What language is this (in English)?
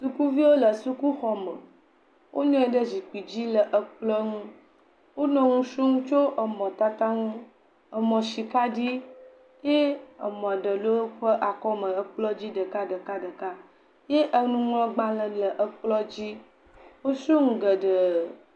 Ewe